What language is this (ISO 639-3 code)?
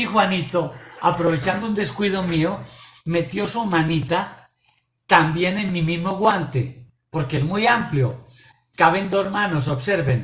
spa